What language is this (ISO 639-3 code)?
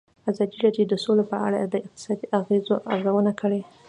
pus